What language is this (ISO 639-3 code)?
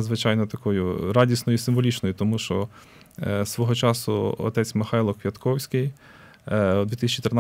ukr